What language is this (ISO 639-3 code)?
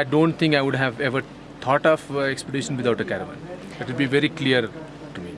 eng